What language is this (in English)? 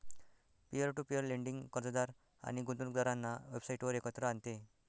Marathi